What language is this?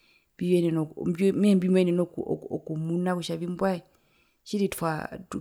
Herero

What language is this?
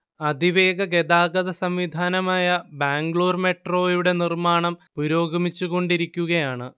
Malayalam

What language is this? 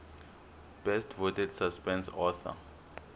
Tsonga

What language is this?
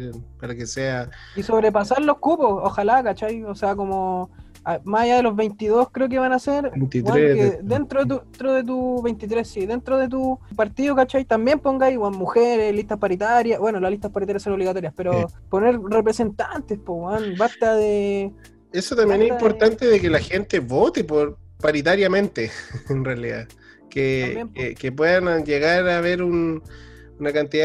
Spanish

